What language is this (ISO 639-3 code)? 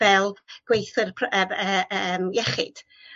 cym